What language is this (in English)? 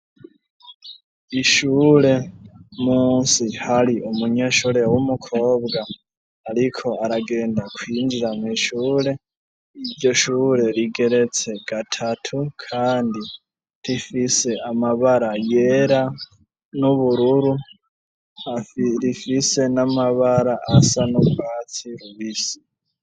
Rundi